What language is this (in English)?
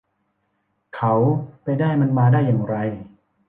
Thai